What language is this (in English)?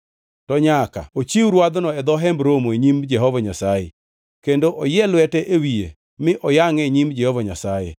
Luo (Kenya and Tanzania)